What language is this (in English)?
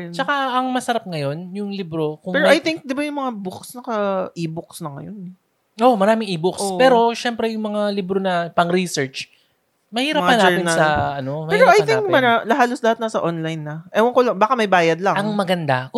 Filipino